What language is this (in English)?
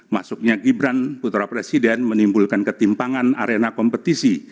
Indonesian